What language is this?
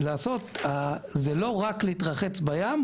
Hebrew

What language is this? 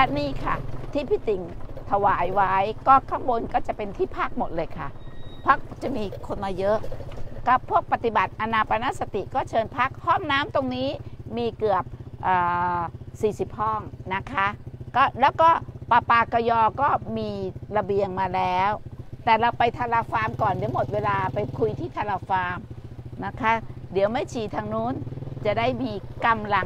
Thai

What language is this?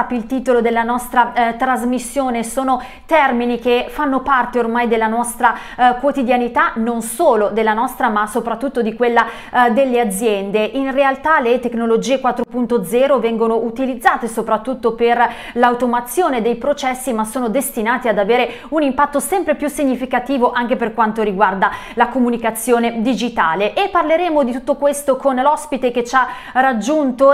Italian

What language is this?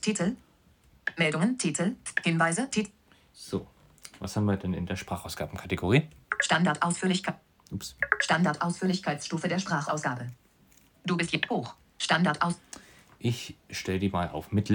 German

